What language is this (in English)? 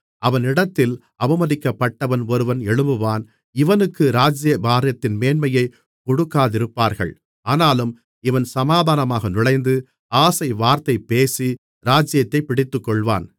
Tamil